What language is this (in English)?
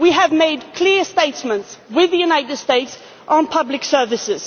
English